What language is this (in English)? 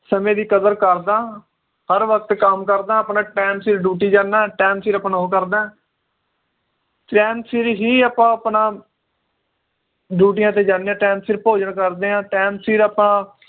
Punjabi